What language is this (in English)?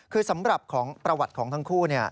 Thai